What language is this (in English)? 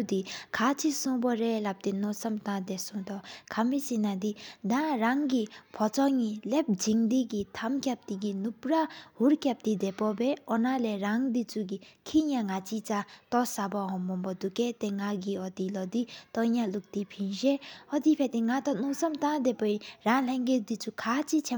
Sikkimese